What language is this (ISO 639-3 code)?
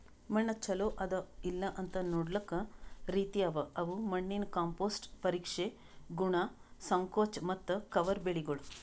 kan